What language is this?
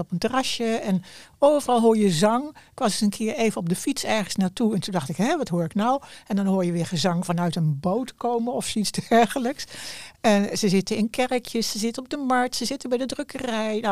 Dutch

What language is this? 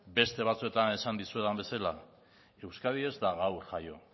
Basque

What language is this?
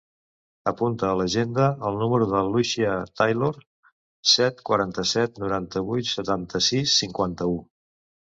Catalan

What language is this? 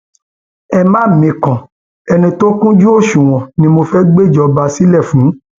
Yoruba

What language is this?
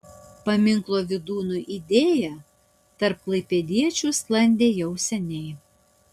Lithuanian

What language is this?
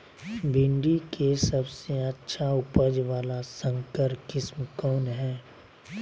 Magahi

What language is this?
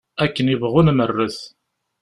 Kabyle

